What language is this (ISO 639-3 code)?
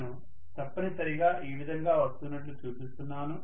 tel